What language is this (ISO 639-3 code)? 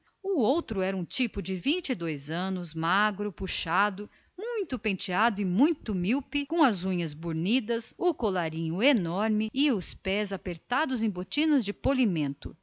por